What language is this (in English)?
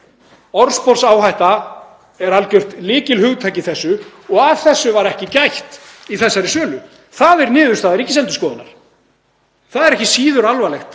Icelandic